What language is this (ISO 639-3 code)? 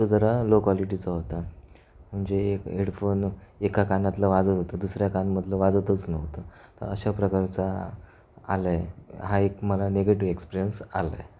mar